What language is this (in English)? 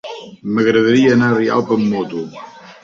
Catalan